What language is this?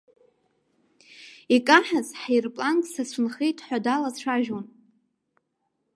Abkhazian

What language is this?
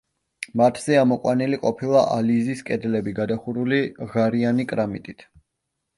Georgian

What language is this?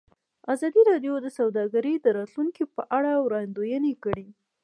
Pashto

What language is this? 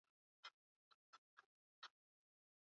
Swahili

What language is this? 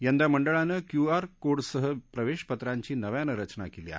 Marathi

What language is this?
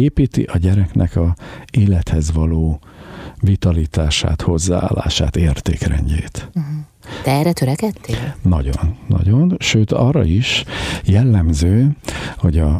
Hungarian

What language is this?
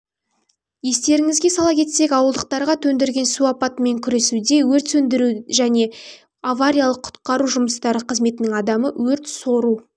Kazakh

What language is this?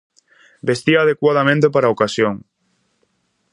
Galician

